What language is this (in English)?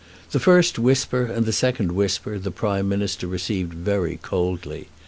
English